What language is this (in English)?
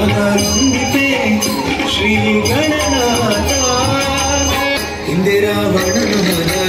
Arabic